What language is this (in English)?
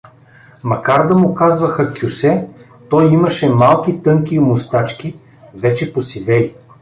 Bulgarian